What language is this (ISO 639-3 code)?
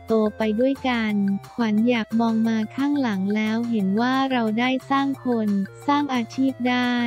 tha